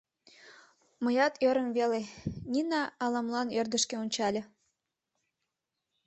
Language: Mari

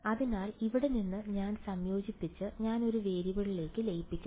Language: Malayalam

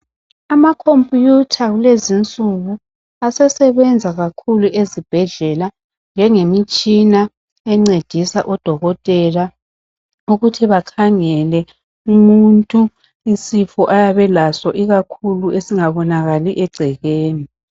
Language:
North Ndebele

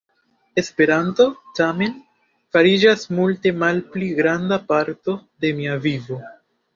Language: Esperanto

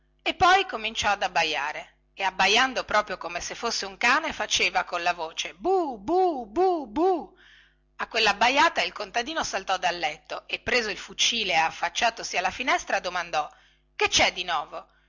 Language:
Italian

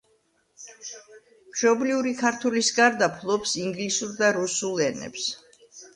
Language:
Georgian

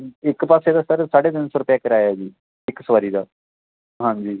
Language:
Punjabi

